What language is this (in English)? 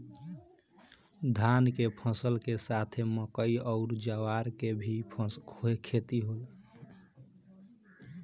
Bhojpuri